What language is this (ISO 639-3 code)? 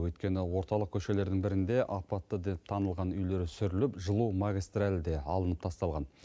kaz